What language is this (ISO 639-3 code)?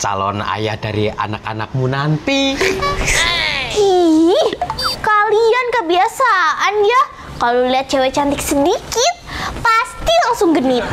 ind